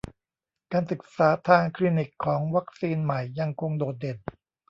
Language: Thai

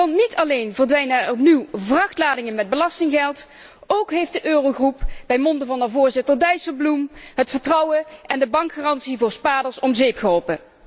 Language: Dutch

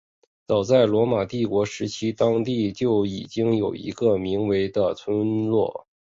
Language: Chinese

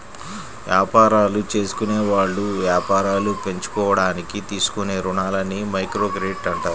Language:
Telugu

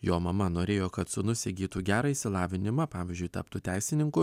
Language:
Lithuanian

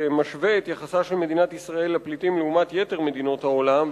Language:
Hebrew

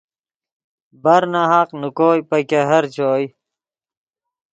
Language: Yidgha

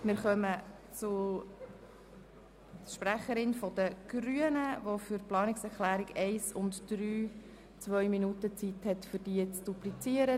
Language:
Swiss German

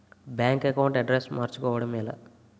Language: Telugu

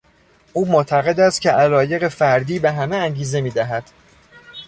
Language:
Persian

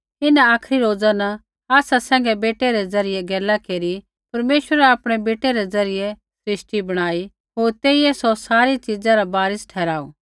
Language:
Kullu Pahari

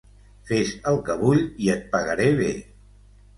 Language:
Catalan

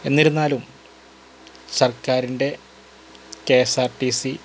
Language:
Malayalam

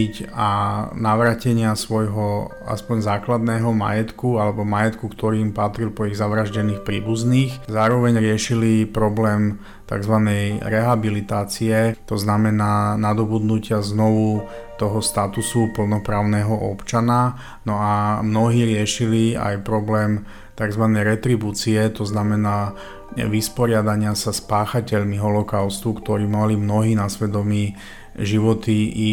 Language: Slovak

